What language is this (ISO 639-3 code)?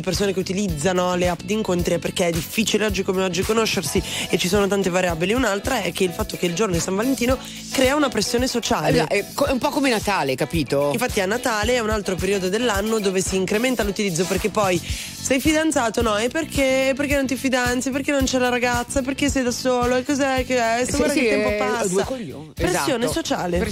ita